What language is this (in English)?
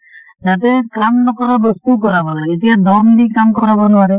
Assamese